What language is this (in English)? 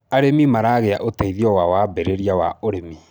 Kikuyu